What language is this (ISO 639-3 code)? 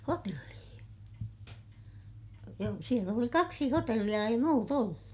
fin